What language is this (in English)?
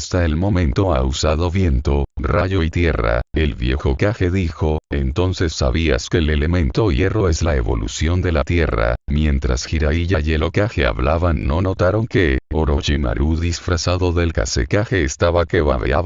Spanish